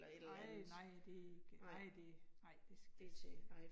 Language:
Danish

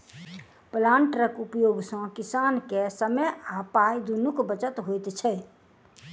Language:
Maithili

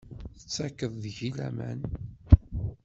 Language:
Kabyle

